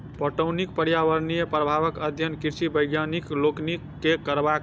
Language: Maithili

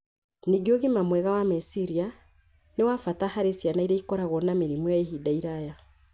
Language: Kikuyu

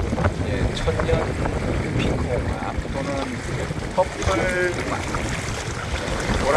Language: Korean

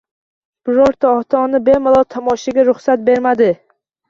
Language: Uzbek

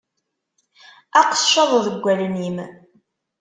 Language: Kabyle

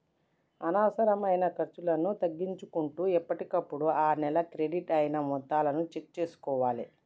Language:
Telugu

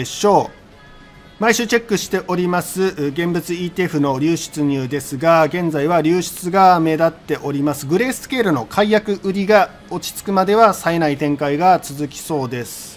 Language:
Japanese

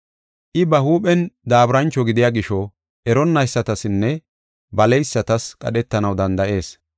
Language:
Gofa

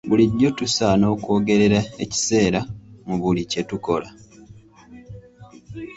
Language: Ganda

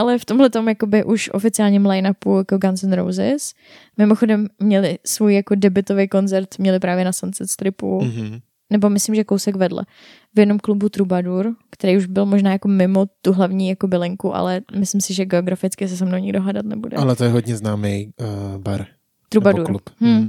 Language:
Czech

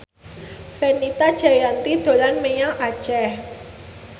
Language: Javanese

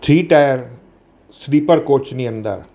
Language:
Gujarati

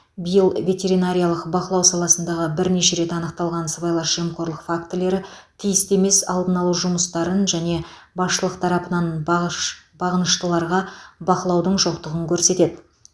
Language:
Kazakh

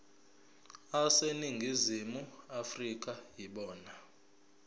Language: Zulu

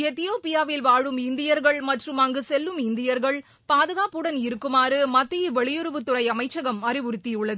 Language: Tamil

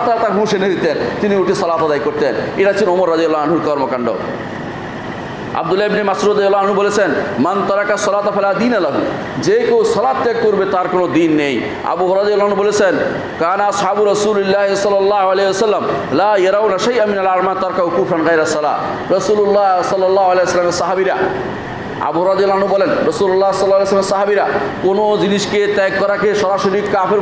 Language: Turkish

